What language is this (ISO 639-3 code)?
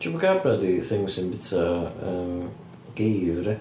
cym